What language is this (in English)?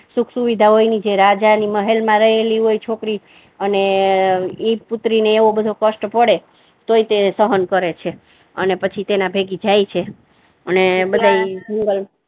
Gujarati